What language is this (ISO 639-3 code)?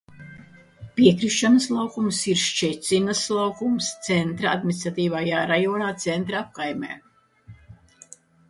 lav